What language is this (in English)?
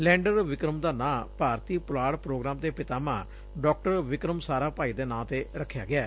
Punjabi